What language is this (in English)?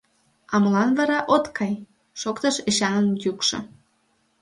Mari